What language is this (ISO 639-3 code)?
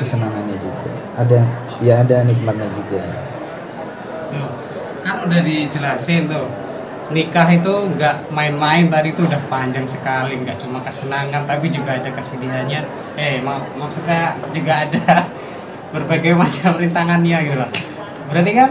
ind